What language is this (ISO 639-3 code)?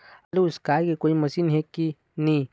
hne